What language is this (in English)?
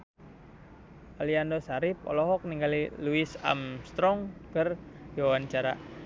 Sundanese